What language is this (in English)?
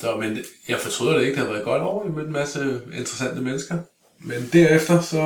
Danish